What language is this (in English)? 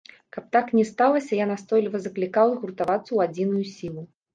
Belarusian